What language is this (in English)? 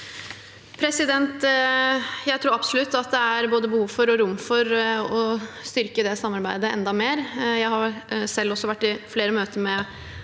Norwegian